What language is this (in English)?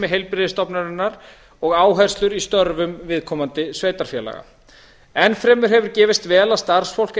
Icelandic